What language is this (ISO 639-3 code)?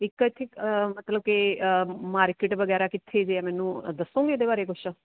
pan